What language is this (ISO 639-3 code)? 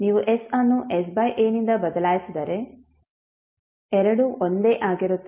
kan